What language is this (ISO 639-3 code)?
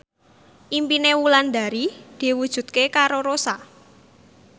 jav